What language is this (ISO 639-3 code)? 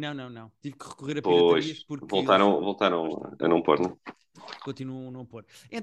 por